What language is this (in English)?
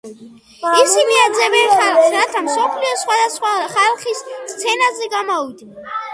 Georgian